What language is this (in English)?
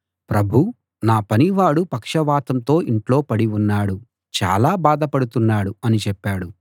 Telugu